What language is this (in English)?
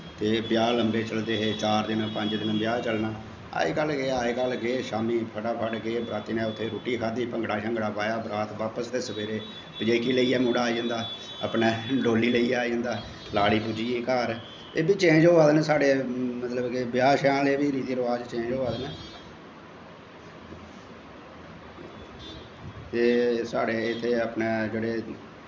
Dogri